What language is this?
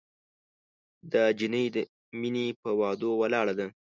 Pashto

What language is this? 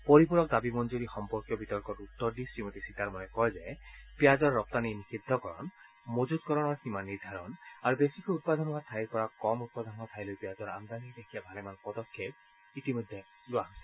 Assamese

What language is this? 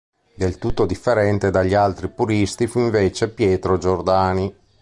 Italian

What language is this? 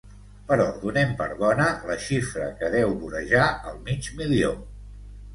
Catalan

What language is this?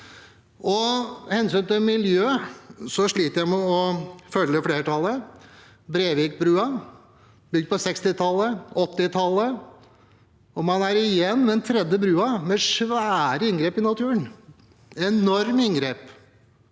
Norwegian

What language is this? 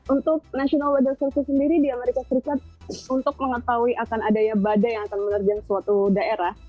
Indonesian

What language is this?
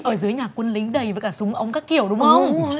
Vietnamese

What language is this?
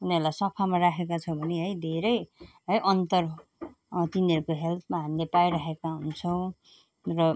Nepali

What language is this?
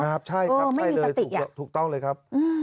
Thai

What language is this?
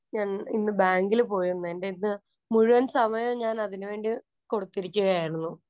Malayalam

